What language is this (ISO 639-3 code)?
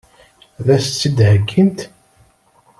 kab